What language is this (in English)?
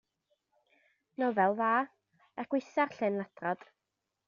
Welsh